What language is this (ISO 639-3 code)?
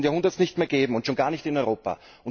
deu